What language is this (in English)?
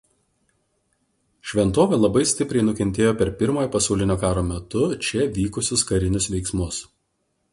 Lithuanian